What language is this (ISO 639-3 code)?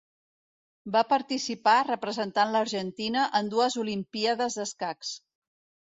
cat